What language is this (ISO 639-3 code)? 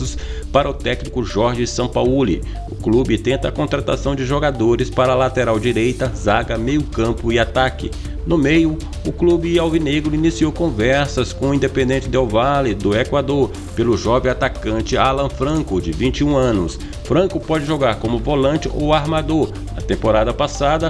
por